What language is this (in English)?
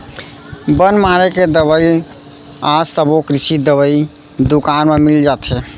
Chhattisgarhi